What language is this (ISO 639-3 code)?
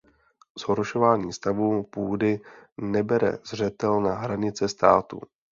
ces